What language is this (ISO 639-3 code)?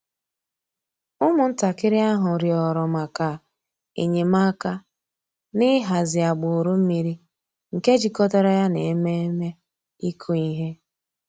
ibo